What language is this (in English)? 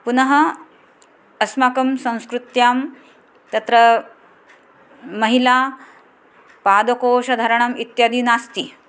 Sanskrit